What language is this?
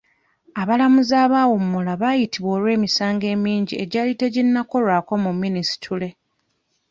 Ganda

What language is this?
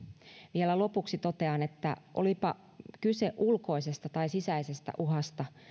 Finnish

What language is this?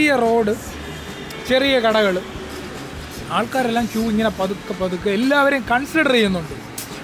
Malayalam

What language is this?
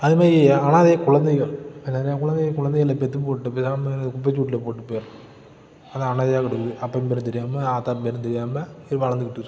Tamil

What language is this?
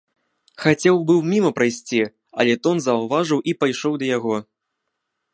Belarusian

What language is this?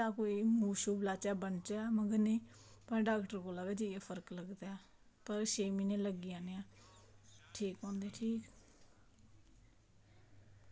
Dogri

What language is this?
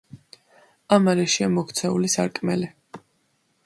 Georgian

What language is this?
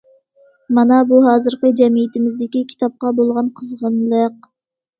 Uyghur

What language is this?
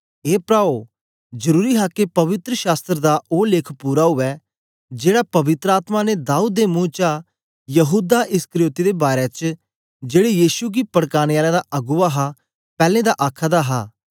Dogri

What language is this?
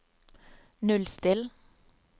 Norwegian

